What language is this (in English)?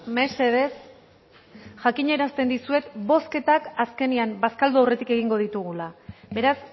Basque